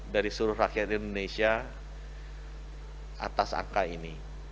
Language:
Indonesian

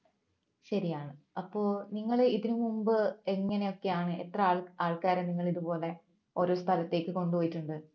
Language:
Malayalam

